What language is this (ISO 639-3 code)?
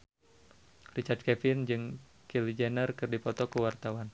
sun